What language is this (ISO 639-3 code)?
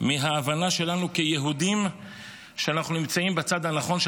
heb